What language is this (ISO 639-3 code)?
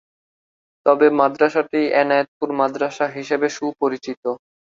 ben